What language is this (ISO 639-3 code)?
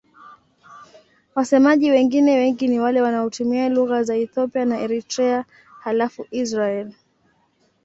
swa